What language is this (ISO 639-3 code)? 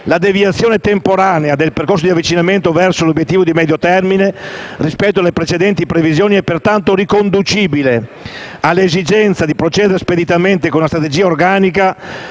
ita